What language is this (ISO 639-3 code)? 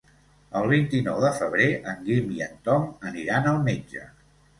cat